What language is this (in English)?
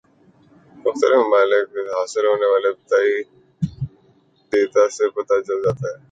Urdu